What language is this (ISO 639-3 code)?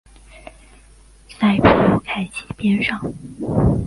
zho